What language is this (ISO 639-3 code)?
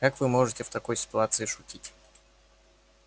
rus